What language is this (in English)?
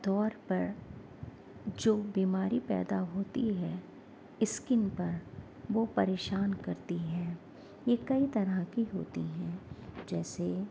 Urdu